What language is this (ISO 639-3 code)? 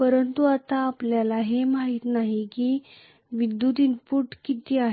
mar